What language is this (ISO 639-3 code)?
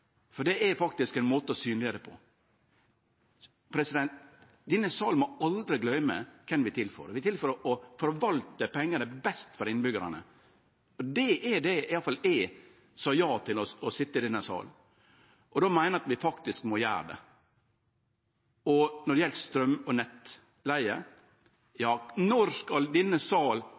nno